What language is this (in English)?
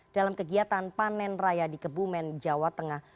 Indonesian